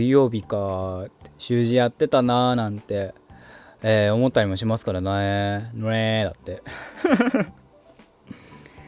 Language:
Japanese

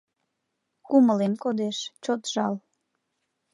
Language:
Mari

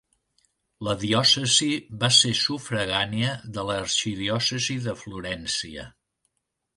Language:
Catalan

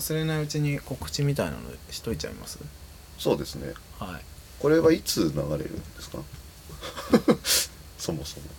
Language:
Japanese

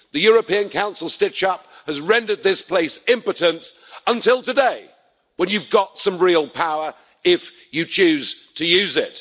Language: English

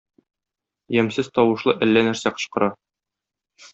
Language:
Tatar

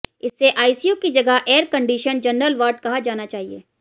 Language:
Hindi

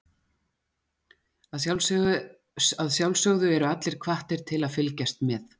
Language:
Icelandic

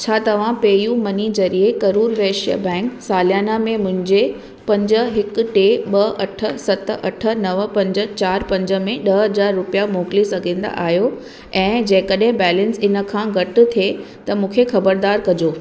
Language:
Sindhi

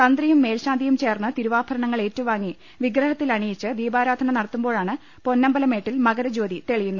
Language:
Malayalam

